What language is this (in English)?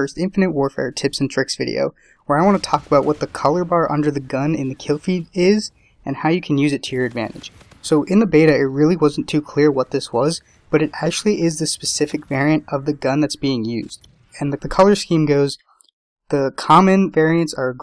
English